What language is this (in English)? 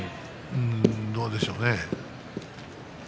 Japanese